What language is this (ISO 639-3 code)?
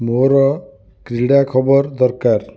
ori